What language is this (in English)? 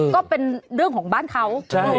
Thai